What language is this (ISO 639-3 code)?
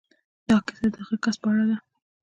pus